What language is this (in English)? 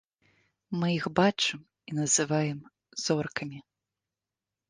Belarusian